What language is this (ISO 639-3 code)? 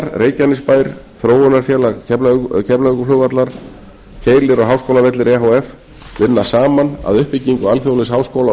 isl